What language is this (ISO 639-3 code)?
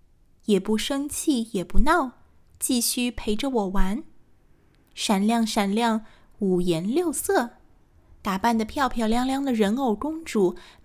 zho